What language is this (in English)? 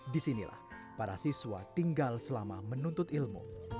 Indonesian